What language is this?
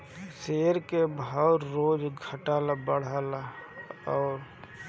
Bhojpuri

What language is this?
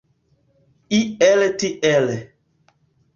Esperanto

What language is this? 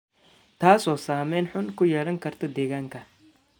Somali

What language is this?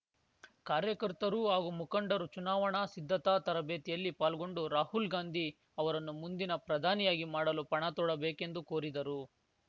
Kannada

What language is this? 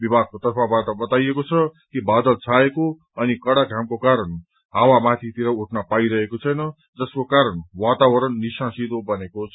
Nepali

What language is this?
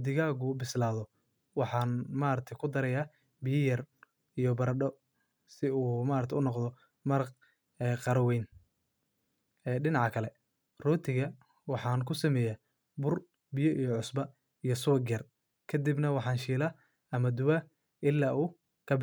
Somali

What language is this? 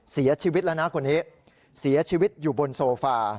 Thai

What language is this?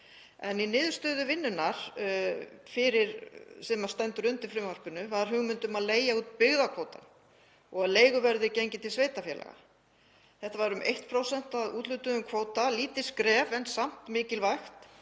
Icelandic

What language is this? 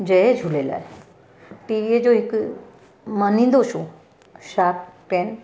Sindhi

